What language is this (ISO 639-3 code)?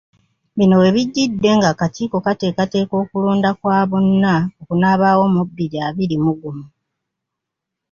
lug